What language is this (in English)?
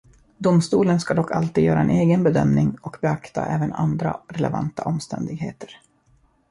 Swedish